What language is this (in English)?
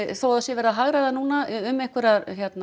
Icelandic